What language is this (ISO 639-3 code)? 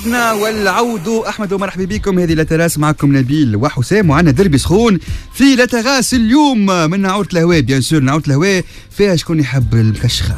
ara